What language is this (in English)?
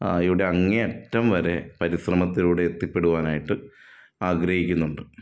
Malayalam